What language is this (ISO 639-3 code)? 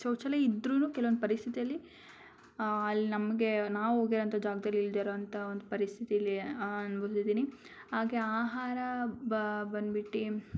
kan